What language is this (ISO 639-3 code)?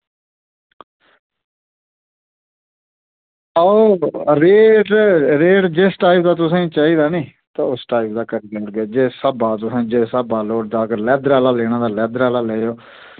doi